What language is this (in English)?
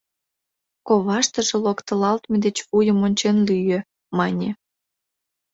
Mari